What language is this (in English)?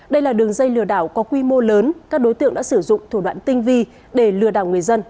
Vietnamese